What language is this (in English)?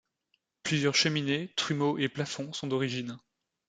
French